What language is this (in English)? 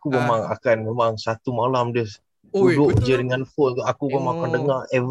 Malay